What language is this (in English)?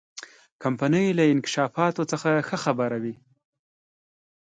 Pashto